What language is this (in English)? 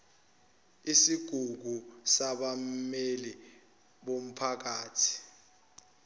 Zulu